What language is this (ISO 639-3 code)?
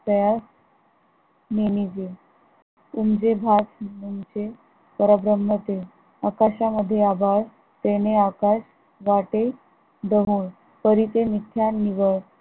mar